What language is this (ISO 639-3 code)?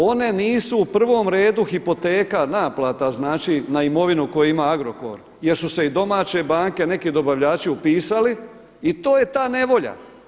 hrv